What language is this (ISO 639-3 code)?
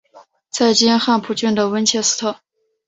zho